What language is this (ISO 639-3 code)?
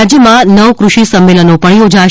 guj